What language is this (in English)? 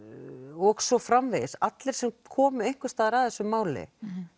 Icelandic